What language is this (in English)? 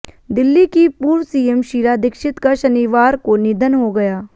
Hindi